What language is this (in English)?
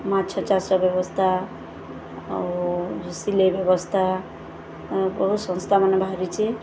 Odia